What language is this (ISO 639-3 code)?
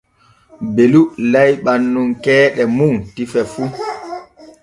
fue